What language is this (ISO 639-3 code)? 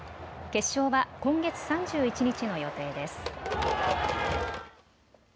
jpn